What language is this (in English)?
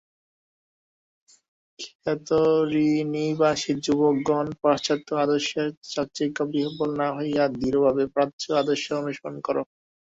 Bangla